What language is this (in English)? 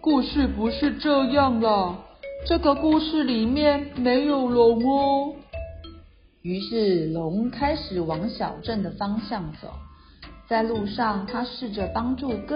Chinese